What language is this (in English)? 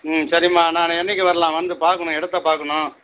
Tamil